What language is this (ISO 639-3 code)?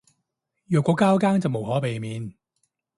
yue